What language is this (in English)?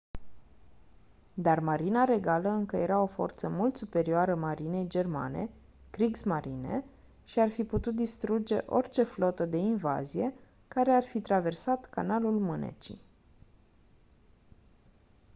Romanian